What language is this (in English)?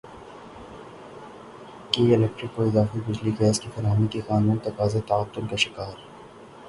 Urdu